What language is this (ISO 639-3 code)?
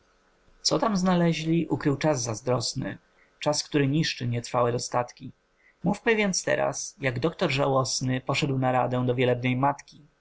pol